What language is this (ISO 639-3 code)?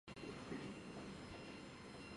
zho